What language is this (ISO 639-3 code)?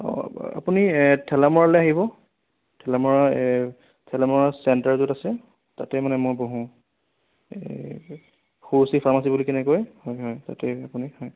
asm